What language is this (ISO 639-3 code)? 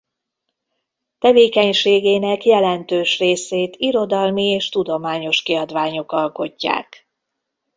hun